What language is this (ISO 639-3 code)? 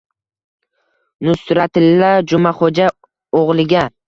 uzb